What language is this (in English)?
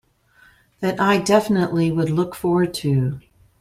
English